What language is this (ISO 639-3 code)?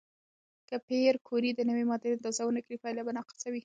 pus